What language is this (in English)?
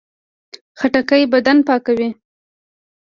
Pashto